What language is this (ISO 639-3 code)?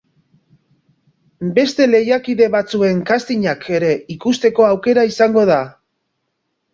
eus